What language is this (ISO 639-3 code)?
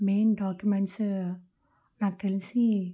tel